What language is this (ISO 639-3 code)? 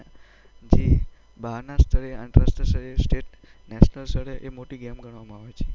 guj